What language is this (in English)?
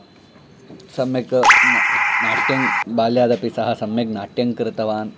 Sanskrit